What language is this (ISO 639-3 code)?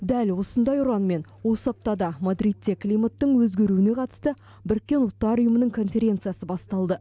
kaz